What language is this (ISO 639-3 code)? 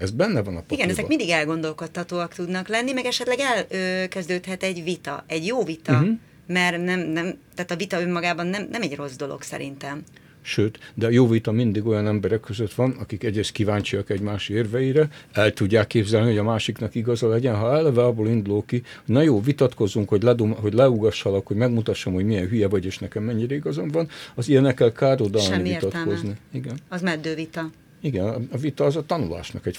hun